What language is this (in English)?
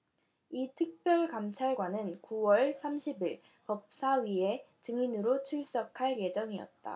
Korean